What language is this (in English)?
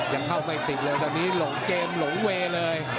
Thai